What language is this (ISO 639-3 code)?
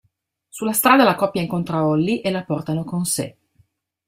ita